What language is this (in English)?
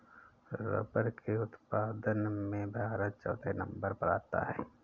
Hindi